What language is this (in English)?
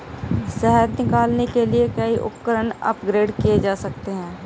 Hindi